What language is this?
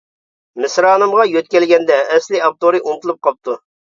Uyghur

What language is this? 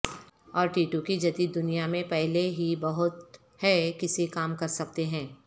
Urdu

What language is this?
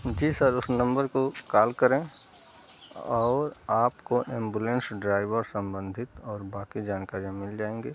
Hindi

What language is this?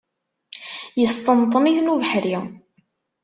Kabyle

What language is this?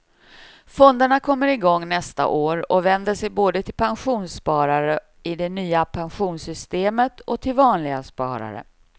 Swedish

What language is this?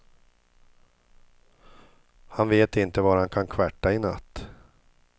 Swedish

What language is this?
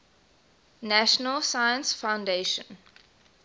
English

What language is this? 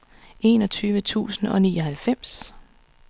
Danish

